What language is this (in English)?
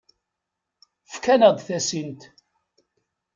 Kabyle